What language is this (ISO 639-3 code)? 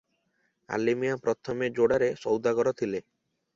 ori